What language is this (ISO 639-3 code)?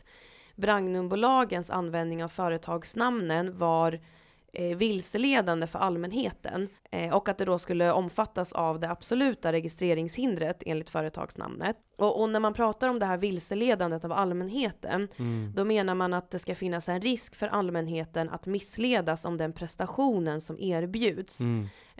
swe